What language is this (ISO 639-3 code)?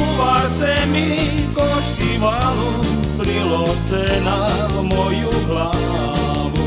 slk